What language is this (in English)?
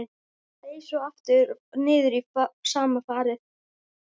Icelandic